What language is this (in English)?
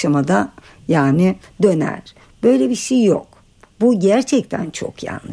Turkish